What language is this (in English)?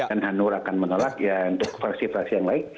Indonesian